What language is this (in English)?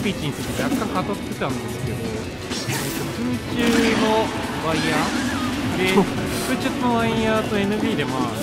Japanese